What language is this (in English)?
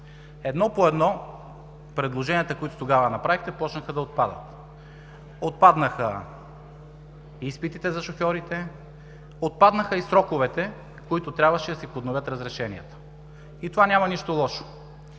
Bulgarian